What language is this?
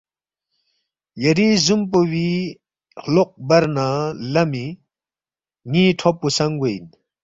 Balti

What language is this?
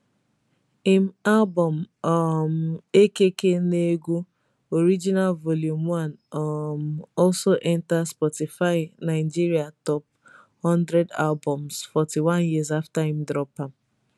Nigerian Pidgin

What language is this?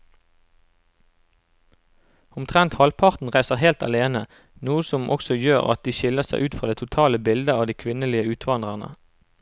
Norwegian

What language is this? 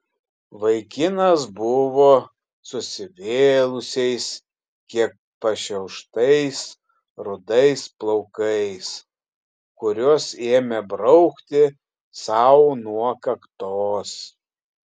Lithuanian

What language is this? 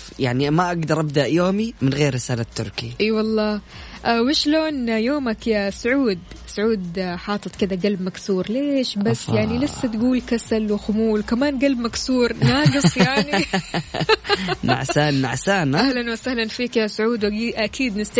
Arabic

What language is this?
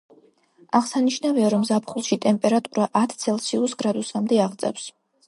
Georgian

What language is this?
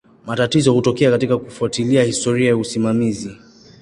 Swahili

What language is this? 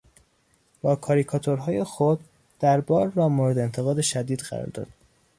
Persian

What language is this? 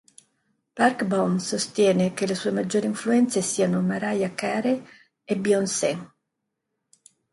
Italian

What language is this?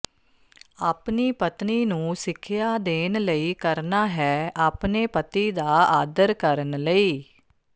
Punjabi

